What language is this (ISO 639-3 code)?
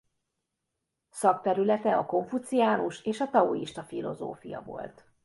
hun